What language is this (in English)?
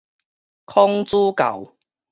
Min Nan Chinese